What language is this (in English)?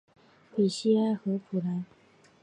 Chinese